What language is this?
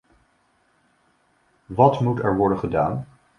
Dutch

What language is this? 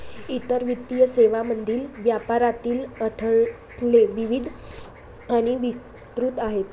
Marathi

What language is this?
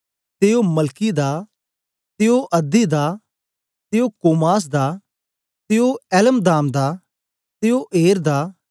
Dogri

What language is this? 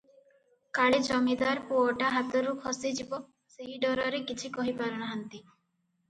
Odia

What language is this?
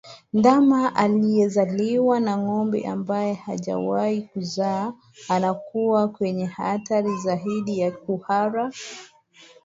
Swahili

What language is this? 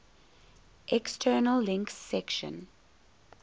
English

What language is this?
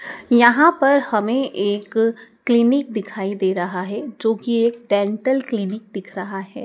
Hindi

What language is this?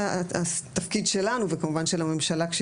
Hebrew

